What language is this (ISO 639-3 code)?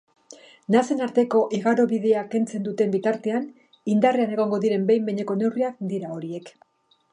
eus